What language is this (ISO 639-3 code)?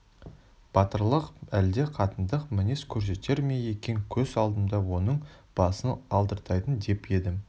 kaz